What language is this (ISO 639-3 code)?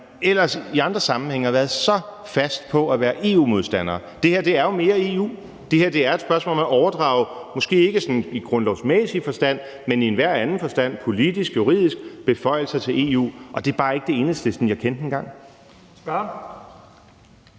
dan